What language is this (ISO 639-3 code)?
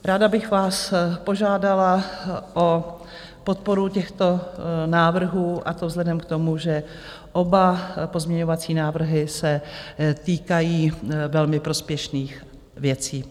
ces